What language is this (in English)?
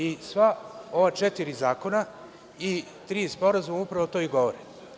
Serbian